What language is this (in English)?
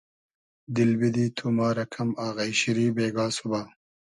Hazaragi